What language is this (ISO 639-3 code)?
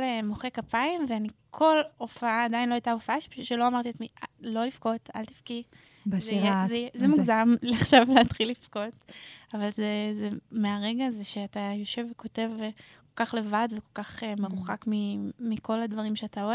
heb